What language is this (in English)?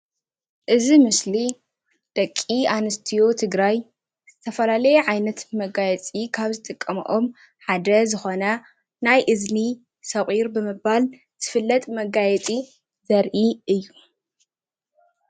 Tigrinya